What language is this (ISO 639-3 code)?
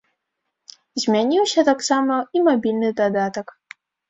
bel